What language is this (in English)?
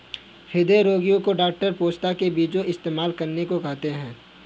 Hindi